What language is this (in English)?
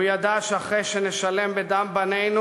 Hebrew